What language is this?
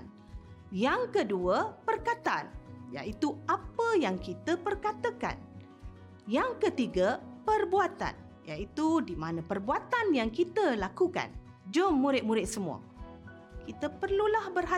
Malay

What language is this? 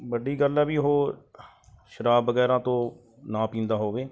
Punjabi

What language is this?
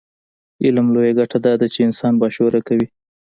Pashto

